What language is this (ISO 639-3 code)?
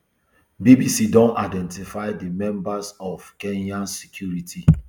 pcm